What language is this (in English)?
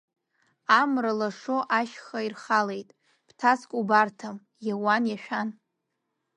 Abkhazian